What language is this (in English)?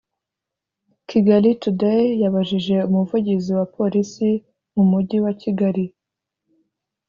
Kinyarwanda